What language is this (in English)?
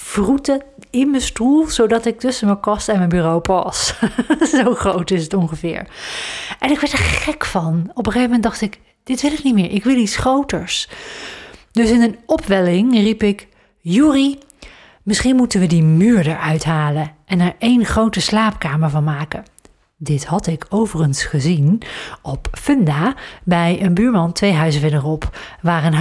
Dutch